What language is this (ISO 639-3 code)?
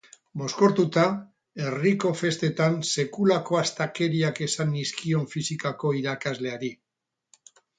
eus